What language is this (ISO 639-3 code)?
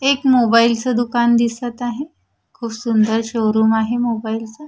mar